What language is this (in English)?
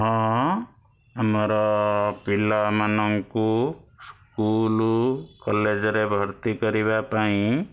Odia